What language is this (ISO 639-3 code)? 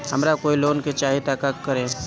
bho